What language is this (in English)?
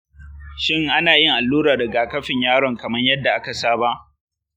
Hausa